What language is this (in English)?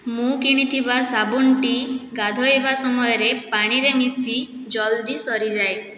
Odia